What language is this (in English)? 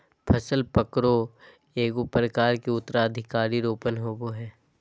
Magahi